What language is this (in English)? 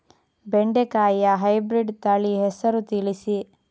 Kannada